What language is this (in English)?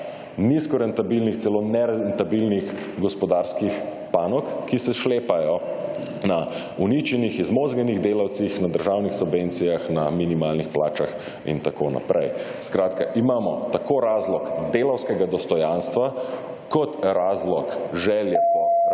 Slovenian